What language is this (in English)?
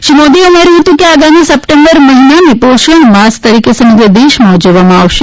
Gujarati